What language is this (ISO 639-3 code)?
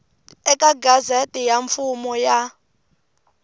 tso